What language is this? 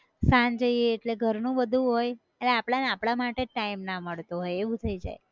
Gujarati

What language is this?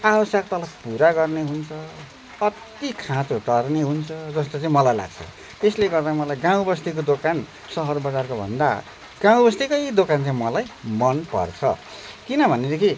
Nepali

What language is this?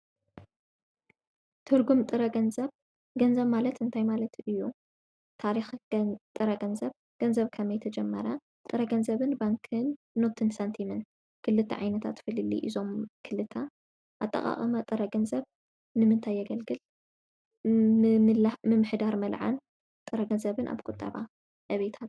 Tigrinya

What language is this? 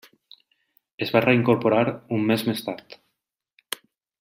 Catalan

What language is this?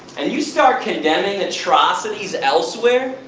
English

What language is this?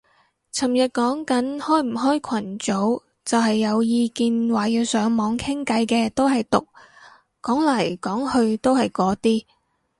Cantonese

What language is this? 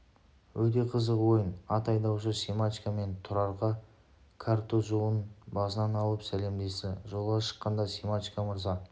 Kazakh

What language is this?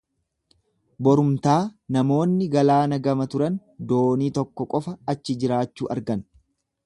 Oromo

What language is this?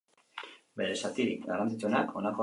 Basque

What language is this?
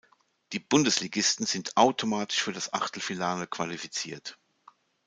German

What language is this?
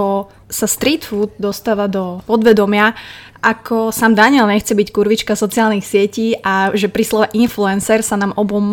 Slovak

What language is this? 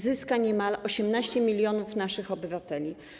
Polish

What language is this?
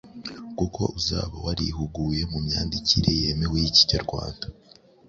Kinyarwanda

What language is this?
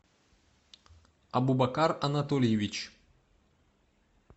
Russian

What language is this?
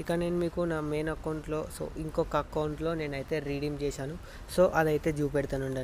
Hindi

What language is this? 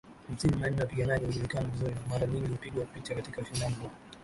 Swahili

